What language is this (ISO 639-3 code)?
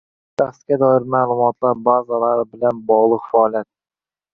uzb